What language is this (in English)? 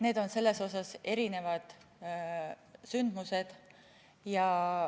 Estonian